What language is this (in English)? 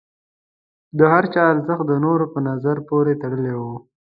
Pashto